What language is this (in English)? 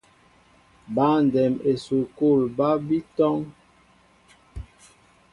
Mbo (Cameroon)